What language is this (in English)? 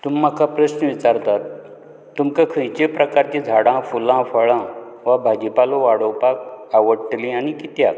Konkani